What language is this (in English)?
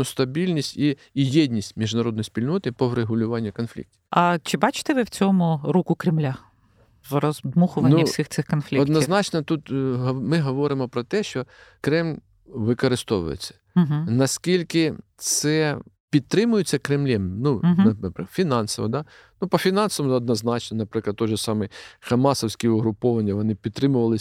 Ukrainian